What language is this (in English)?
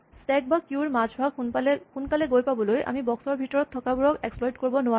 Assamese